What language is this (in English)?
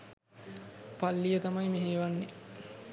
Sinhala